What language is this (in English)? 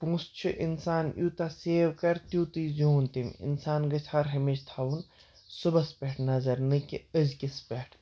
Kashmiri